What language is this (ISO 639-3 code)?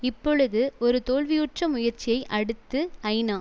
tam